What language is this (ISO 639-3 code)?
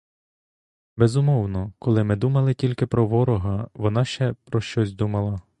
ukr